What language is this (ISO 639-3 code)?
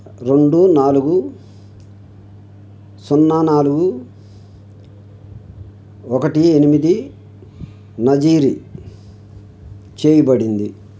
tel